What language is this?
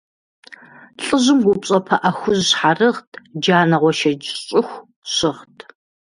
Kabardian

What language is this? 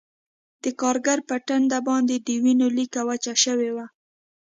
Pashto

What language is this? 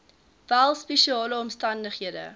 Afrikaans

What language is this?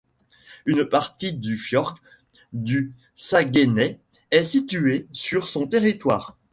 French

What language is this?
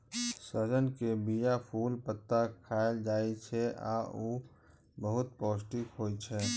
Maithili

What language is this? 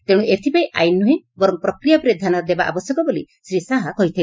Odia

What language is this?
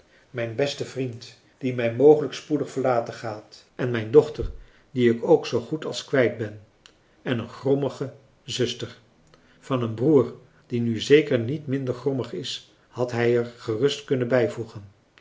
Dutch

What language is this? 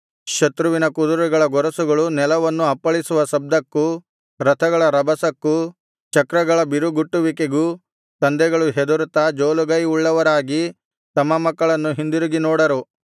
Kannada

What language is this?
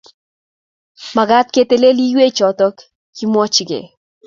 Kalenjin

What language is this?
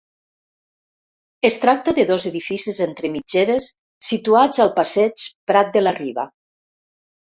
Catalan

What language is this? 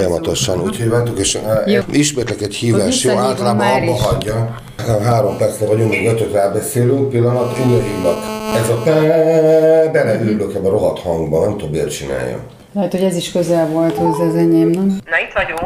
Hungarian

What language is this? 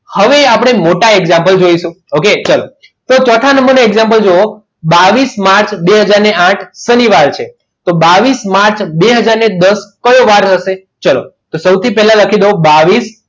Gujarati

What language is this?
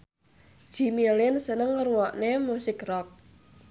Javanese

